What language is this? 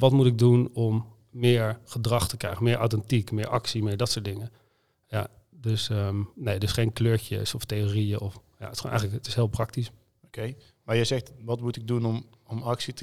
Dutch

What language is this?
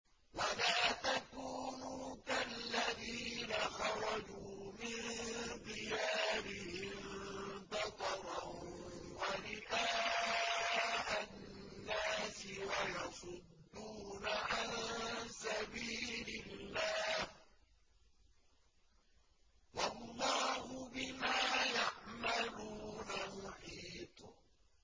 Arabic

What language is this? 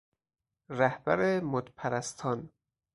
Persian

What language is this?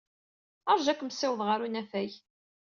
Kabyle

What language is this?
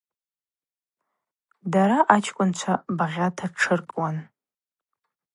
Abaza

